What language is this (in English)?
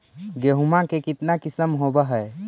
Magahi